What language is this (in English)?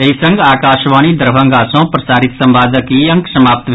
Maithili